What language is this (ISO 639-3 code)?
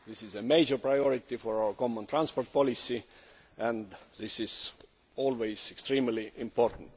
eng